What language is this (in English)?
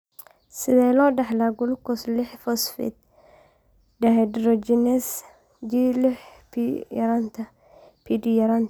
Somali